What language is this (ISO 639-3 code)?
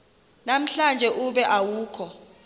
xho